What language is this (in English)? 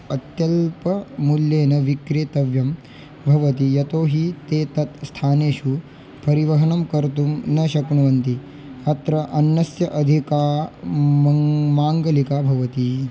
Sanskrit